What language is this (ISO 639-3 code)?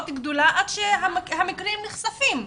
heb